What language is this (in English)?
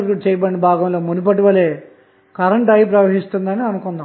Telugu